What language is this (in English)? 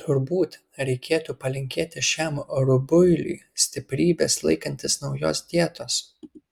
Lithuanian